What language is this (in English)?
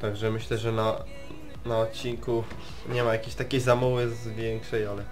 Polish